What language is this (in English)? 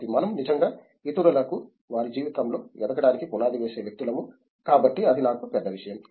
Telugu